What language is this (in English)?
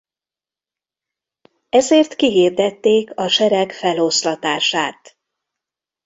Hungarian